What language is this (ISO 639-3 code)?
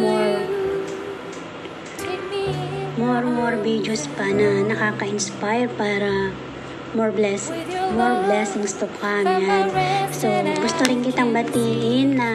fil